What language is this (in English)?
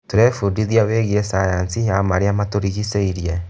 Kikuyu